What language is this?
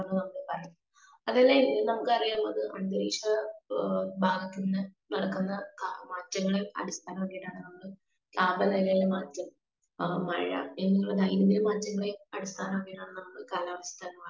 Malayalam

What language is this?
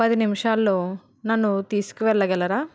Telugu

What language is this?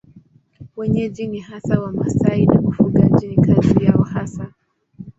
Swahili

